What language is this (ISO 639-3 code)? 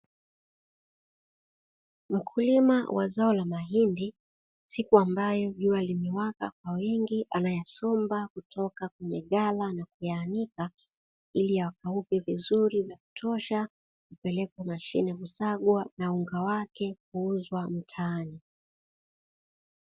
swa